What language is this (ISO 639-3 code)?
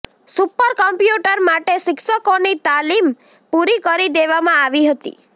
guj